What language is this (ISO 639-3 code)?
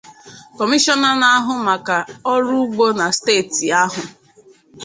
ibo